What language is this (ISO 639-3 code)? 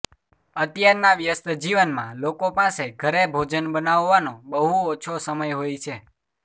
guj